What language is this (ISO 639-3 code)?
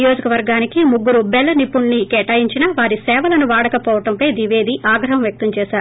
tel